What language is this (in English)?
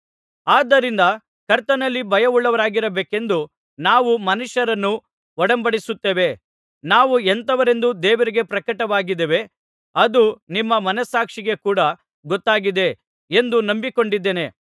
Kannada